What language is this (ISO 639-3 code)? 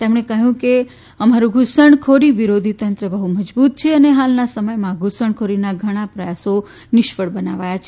guj